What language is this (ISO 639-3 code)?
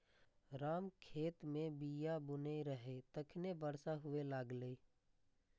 mai